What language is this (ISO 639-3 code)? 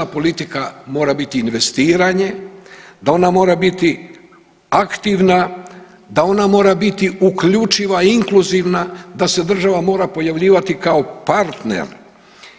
hrv